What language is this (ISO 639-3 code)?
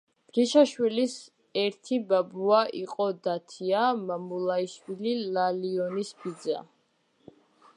kat